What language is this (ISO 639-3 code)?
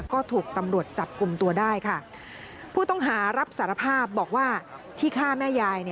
tha